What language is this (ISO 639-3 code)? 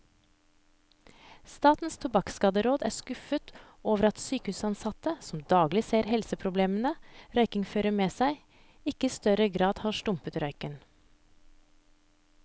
nor